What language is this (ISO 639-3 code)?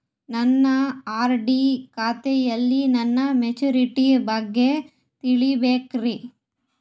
kan